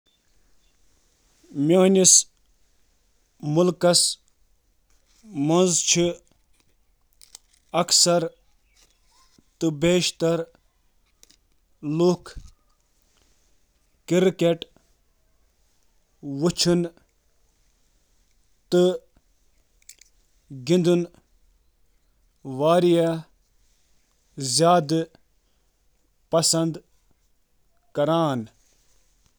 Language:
Kashmiri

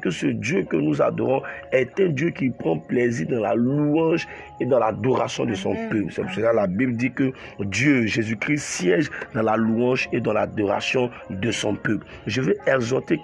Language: French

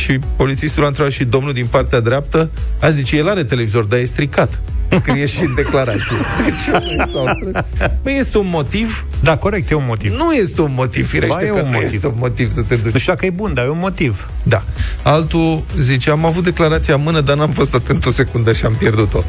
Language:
Romanian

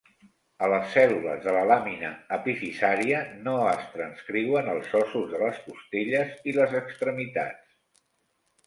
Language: Catalan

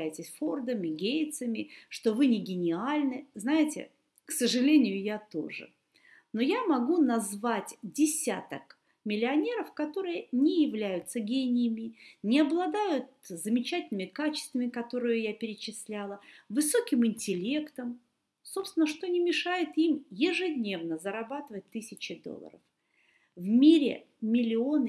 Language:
Russian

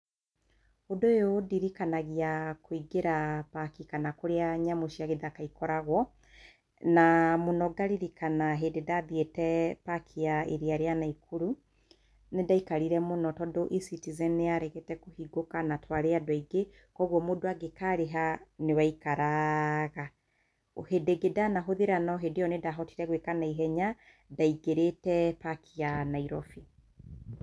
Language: Kikuyu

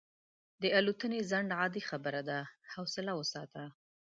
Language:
Pashto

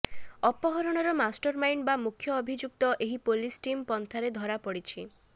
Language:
Odia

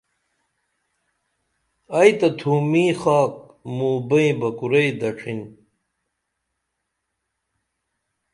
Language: Dameli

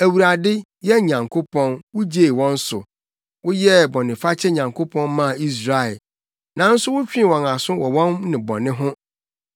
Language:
Akan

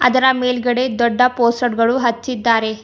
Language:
Kannada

